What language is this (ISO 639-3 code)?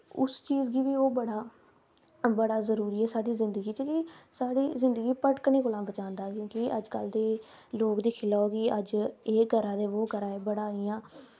doi